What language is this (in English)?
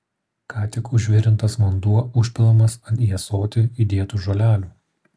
Lithuanian